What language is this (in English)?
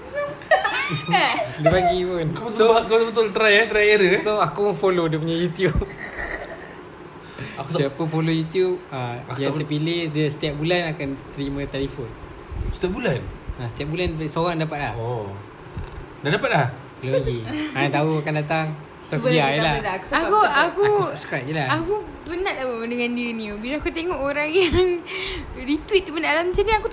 Malay